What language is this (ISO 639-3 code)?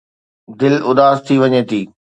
snd